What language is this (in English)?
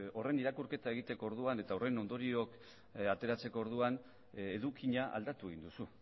Basque